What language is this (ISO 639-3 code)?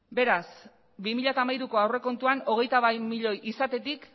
eus